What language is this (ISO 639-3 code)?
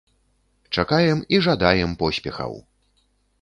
bel